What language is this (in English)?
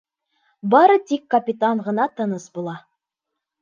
Bashkir